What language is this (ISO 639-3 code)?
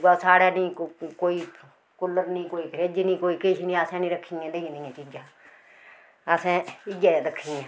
doi